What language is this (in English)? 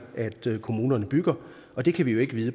Danish